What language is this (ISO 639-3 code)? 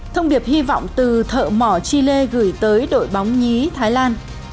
vie